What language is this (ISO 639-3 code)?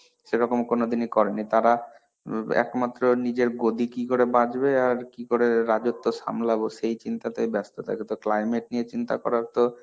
ben